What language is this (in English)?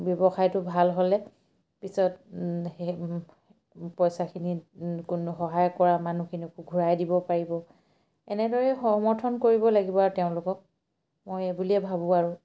Assamese